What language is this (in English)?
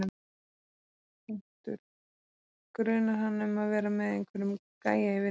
Icelandic